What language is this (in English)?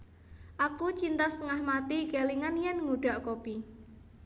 Javanese